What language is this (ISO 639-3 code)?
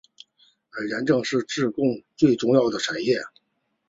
zho